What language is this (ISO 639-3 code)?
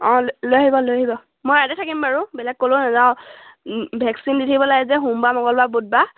asm